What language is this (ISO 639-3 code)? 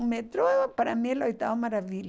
por